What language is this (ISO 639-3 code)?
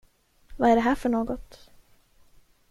swe